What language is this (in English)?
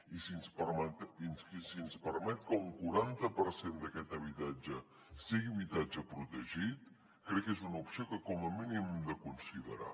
Catalan